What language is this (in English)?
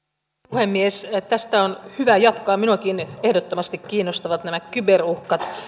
Finnish